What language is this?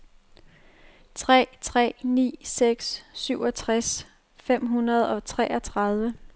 Danish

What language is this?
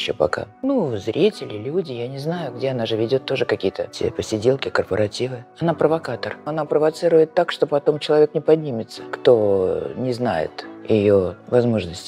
Russian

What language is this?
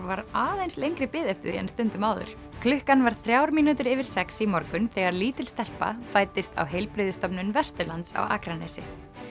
Icelandic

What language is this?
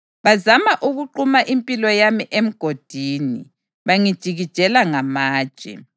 North Ndebele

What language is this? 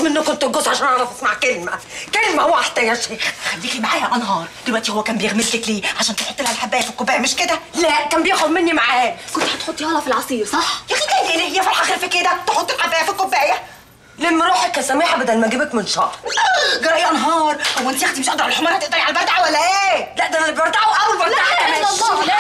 Arabic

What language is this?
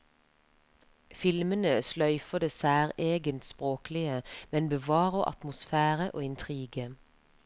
Norwegian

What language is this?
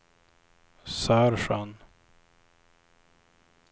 Swedish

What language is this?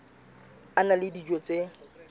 Southern Sotho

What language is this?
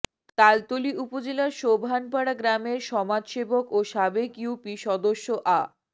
Bangla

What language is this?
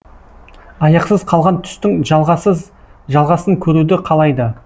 Kazakh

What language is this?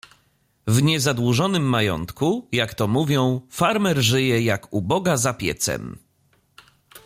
Polish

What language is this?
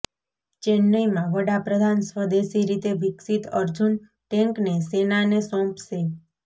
Gujarati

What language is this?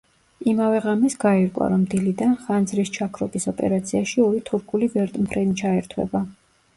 Georgian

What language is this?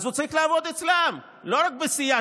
Hebrew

